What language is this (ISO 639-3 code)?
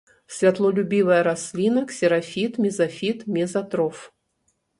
bel